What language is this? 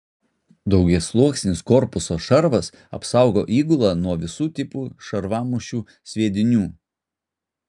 Lithuanian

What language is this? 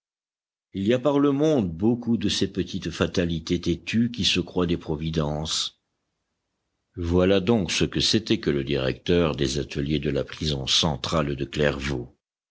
French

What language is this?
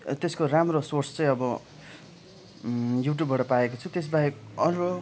Nepali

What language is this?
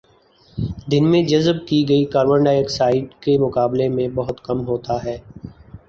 Urdu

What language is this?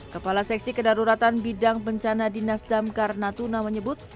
Indonesian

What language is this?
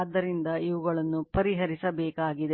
Kannada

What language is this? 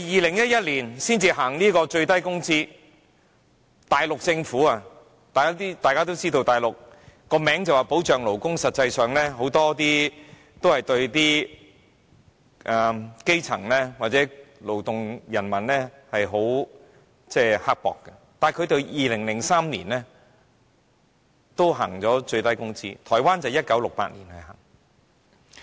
Cantonese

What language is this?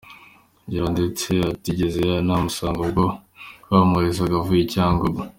Kinyarwanda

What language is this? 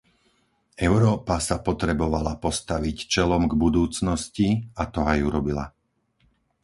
Slovak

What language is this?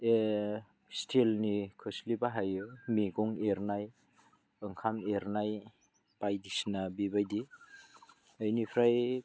Bodo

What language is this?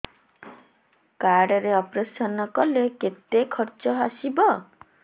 Odia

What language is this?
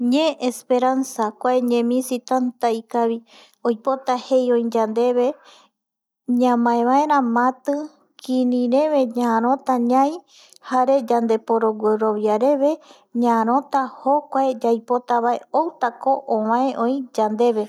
Eastern Bolivian Guaraní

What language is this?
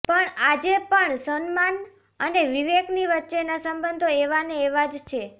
Gujarati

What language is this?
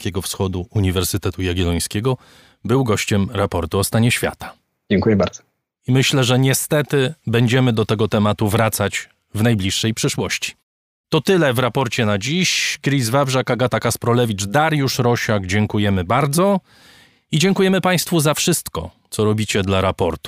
Polish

